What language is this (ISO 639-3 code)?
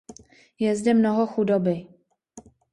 ces